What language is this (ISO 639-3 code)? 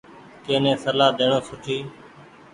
gig